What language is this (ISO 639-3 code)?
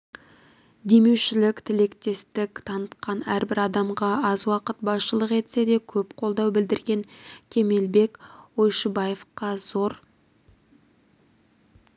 kaz